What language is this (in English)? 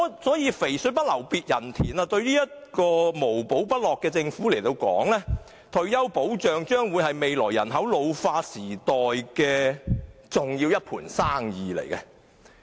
Cantonese